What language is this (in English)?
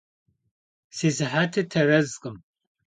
Kabardian